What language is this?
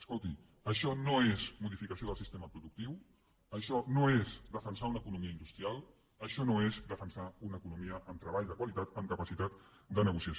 Catalan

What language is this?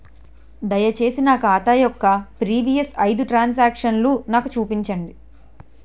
Telugu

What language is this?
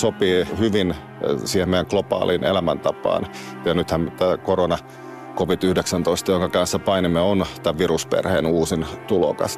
Finnish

